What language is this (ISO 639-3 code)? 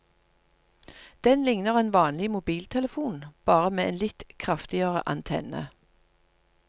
nor